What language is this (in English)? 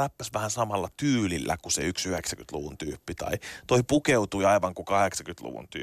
Finnish